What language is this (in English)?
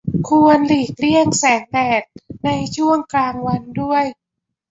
Thai